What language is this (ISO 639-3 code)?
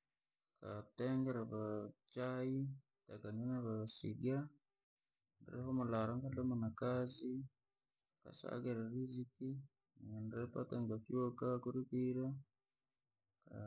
lag